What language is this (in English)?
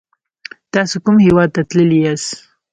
Pashto